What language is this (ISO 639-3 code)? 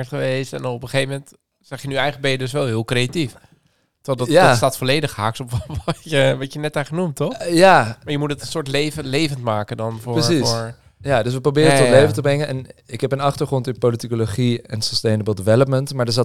nld